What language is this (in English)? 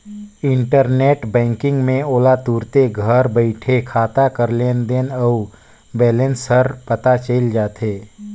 Chhattisgarhi